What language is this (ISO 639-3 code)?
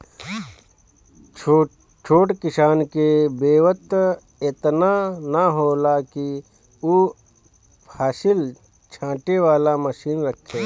bho